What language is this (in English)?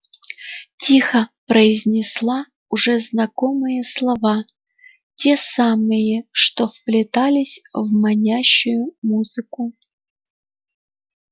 Russian